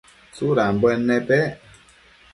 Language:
Matsés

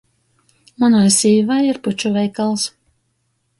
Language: Latgalian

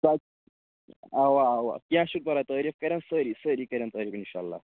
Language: Kashmiri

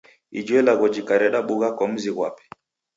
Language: Taita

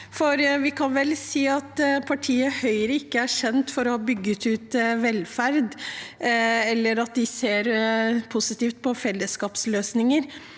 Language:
Norwegian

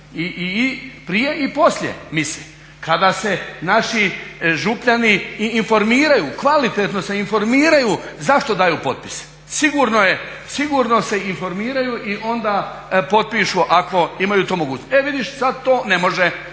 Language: Croatian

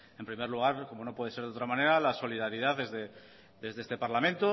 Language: Spanish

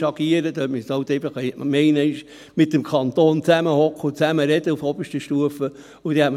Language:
Swiss German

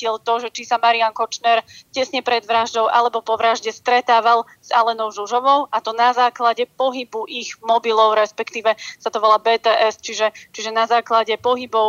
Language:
Slovak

